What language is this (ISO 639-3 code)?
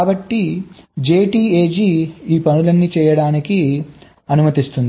tel